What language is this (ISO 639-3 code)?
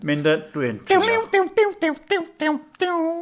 cym